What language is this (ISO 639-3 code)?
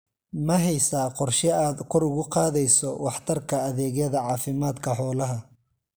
som